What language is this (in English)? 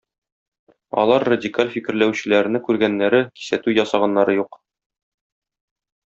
Tatar